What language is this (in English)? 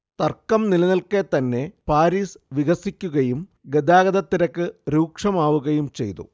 Malayalam